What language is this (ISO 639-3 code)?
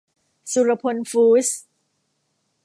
tha